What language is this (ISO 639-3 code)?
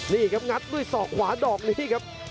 tha